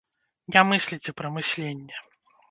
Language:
Belarusian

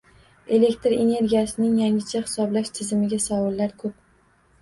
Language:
Uzbek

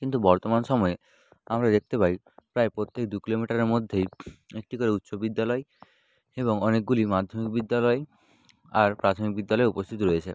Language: Bangla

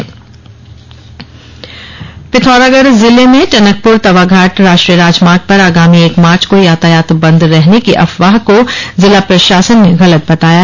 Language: Hindi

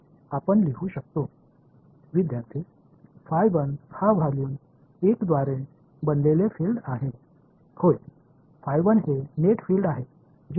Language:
Tamil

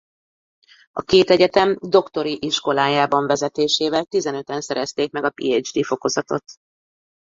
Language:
Hungarian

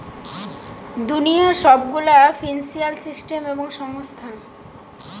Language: Bangla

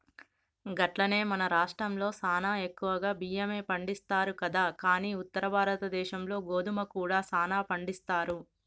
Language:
Telugu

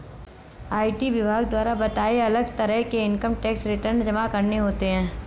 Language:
Hindi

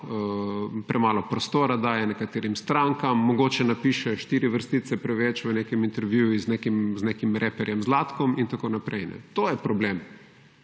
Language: Slovenian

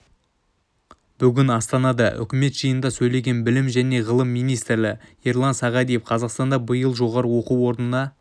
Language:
Kazakh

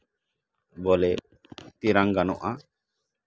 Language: Santali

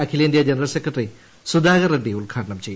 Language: Malayalam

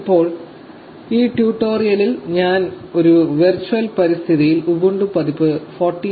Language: Malayalam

